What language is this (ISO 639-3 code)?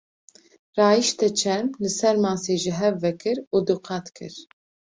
kur